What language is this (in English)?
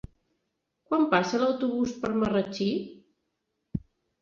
Catalan